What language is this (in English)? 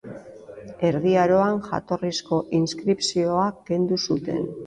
Basque